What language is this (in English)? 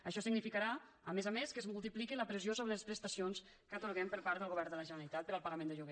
Catalan